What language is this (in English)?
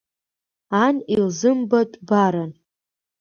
Abkhazian